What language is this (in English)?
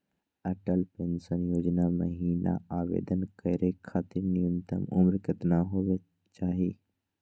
Magahi